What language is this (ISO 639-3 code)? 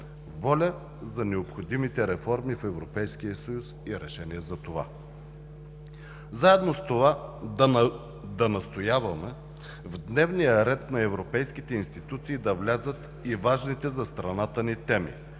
bul